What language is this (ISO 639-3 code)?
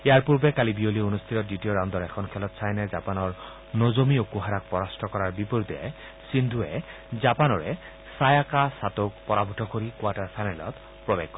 asm